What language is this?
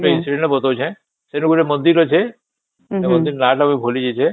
Odia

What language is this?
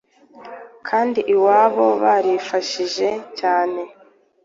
Kinyarwanda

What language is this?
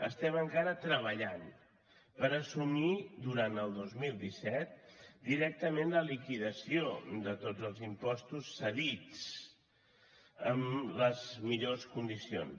Catalan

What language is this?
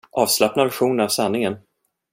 Swedish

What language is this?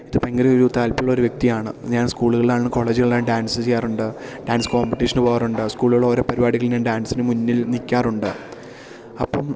Malayalam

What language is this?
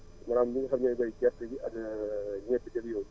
Wolof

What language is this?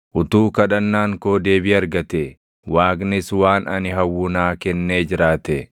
Oromo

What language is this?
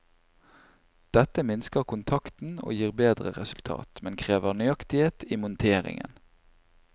Norwegian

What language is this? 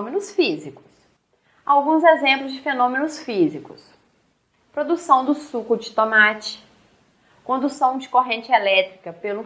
Portuguese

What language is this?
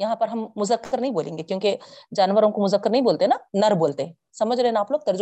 Urdu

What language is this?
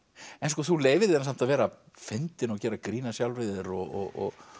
Icelandic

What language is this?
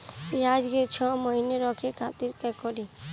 Bhojpuri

